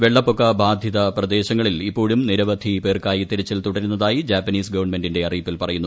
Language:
Malayalam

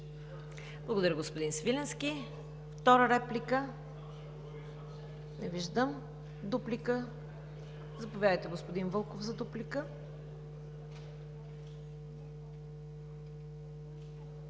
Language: Bulgarian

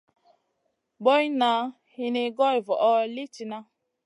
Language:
Masana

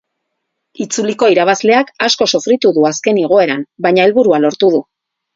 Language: Basque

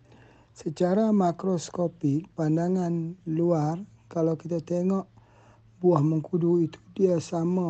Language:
Malay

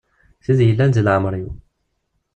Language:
Kabyle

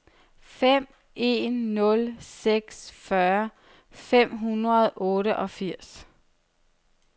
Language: Danish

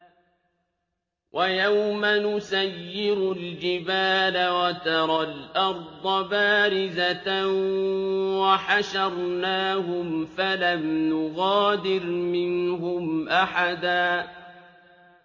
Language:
Arabic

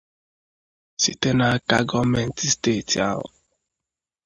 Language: Igbo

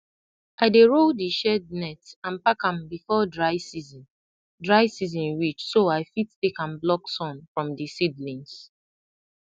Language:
Nigerian Pidgin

